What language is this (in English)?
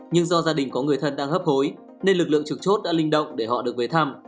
Vietnamese